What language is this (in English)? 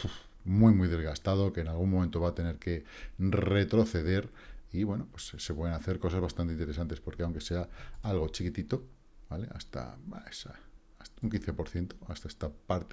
Spanish